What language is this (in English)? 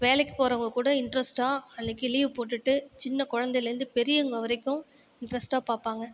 Tamil